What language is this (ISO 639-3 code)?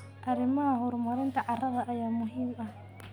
som